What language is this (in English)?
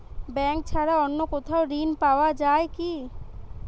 Bangla